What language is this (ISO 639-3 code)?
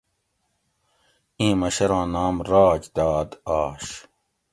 gwc